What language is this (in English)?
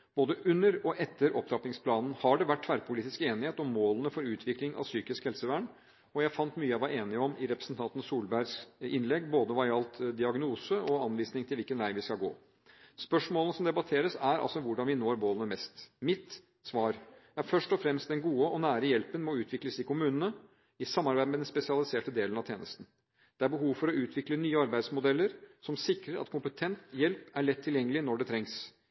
Norwegian Bokmål